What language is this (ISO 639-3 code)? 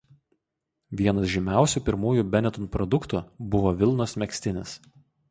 lit